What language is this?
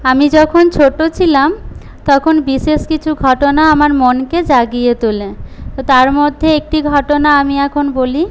Bangla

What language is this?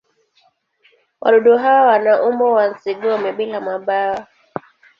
Swahili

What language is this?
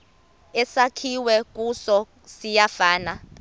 Xhosa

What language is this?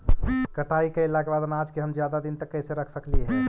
Magahi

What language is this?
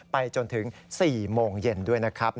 Thai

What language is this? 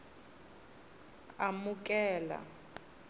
Tsonga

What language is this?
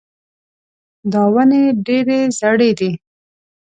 Pashto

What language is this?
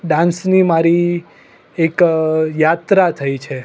Gujarati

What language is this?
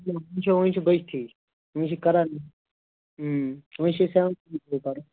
Kashmiri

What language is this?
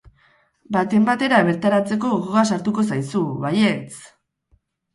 Basque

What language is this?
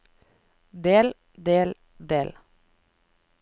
Norwegian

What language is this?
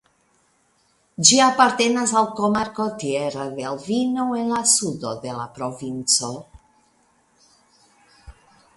Esperanto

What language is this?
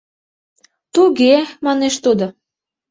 Mari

